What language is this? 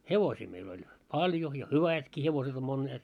Finnish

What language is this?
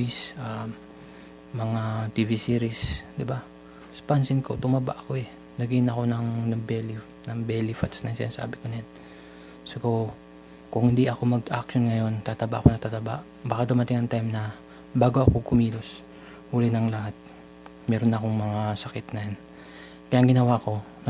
Filipino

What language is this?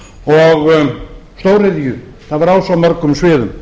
Icelandic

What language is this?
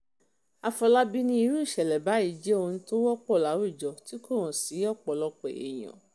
Yoruba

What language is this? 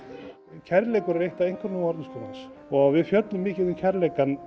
Icelandic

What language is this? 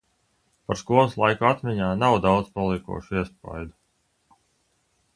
Latvian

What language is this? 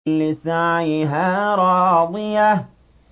Arabic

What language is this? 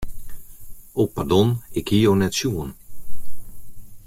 Western Frisian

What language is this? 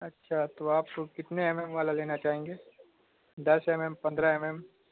Urdu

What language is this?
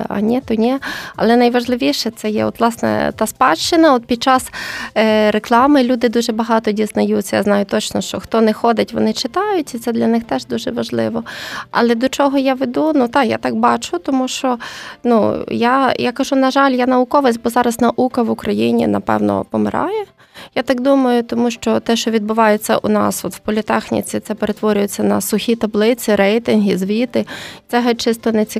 Ukrainian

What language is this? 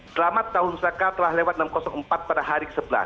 Indonesian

